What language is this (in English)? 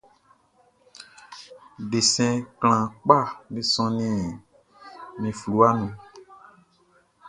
Baoulé